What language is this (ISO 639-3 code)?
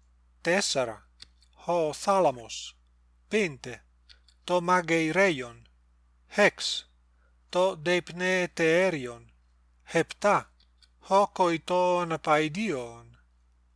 ell